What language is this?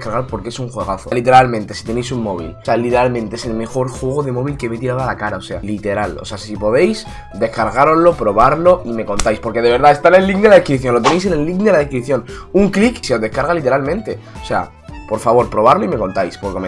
Spanish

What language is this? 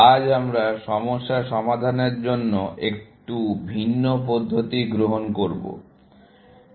Bangla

